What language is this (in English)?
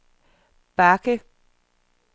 Danish